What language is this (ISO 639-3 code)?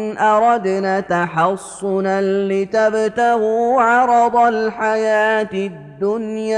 ara